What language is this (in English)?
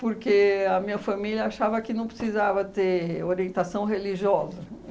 Portuguese